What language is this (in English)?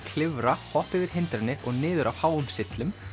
Icelandic